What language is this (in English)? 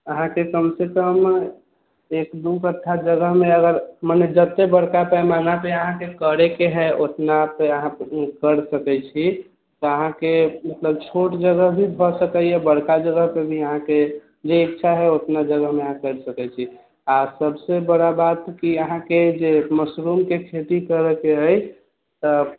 Maithili